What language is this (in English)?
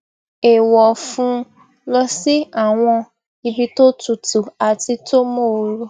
Yoruba